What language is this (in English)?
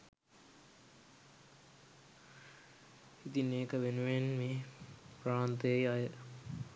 Sinhala